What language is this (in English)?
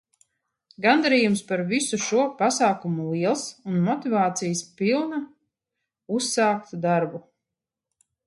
Latvian